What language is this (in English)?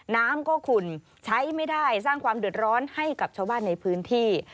Thai